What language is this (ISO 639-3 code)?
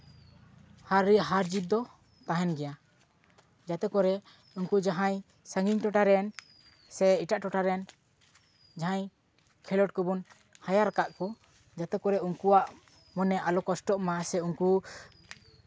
sat